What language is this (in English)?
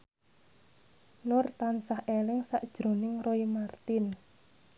Javanese